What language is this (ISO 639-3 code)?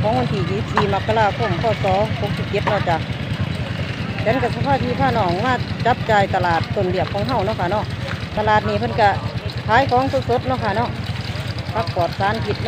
tha